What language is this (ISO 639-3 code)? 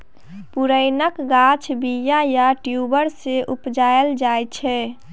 mai